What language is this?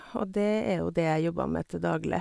Norwegian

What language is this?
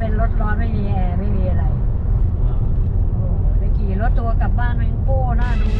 Thai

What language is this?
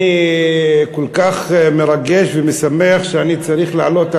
Hebrew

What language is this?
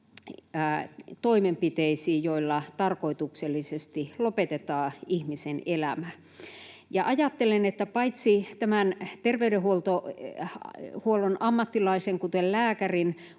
Finnish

